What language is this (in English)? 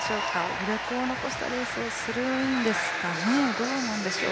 Japanese